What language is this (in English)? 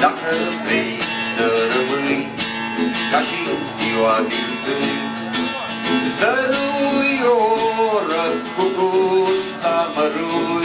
Romanian